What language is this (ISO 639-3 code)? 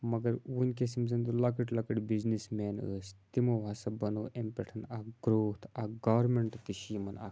kas